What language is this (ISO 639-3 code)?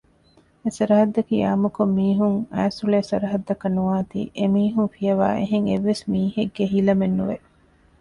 div